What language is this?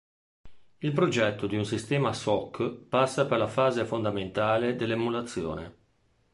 Italian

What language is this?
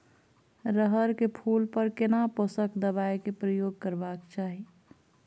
Maithili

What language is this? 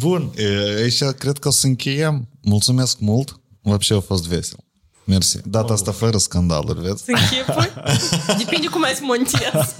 Romanian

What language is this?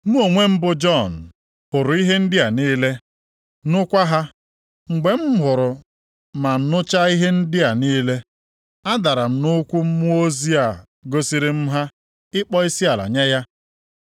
Igbo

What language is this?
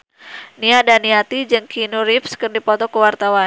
Sundanese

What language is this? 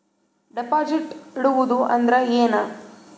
Kannada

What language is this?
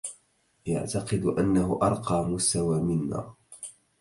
Arabic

